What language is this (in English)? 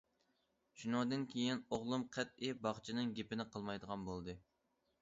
Uyghur